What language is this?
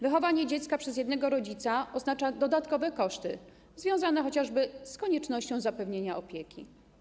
Polish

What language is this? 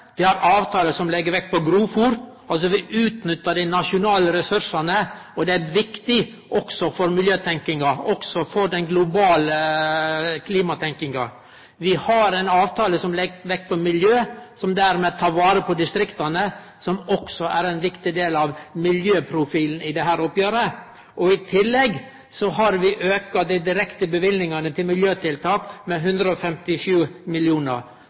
Norwegian Nynorsk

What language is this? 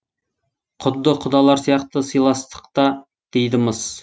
Kazakh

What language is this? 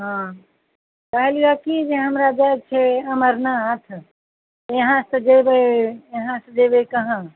Maithili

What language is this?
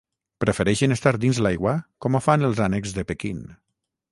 Catalan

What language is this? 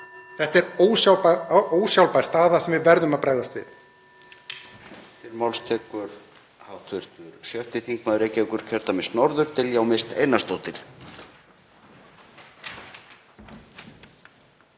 Icelandic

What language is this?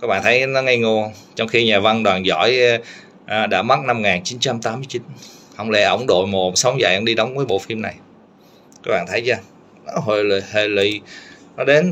Vietnamese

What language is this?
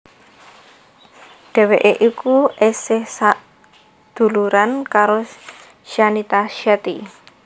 Javanese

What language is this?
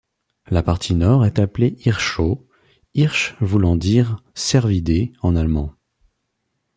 French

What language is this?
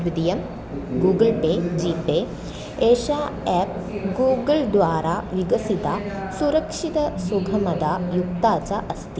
Sanskrit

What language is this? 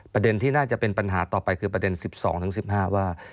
Thai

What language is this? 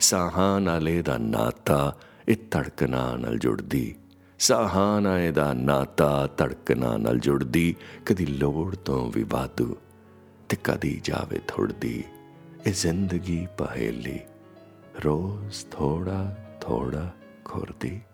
Hindi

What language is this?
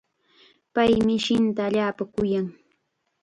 Chiquián Ancash Quechua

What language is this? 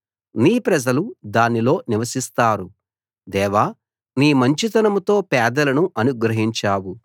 Telugu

